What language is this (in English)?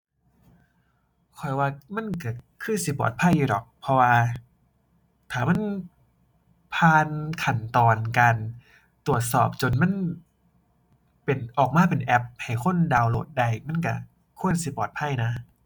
Thai